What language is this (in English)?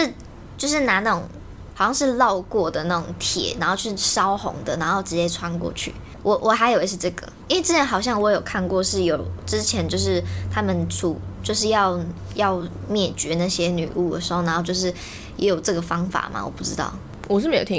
Chinese